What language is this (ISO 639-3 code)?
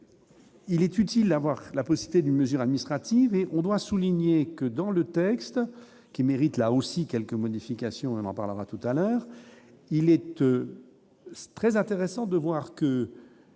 fra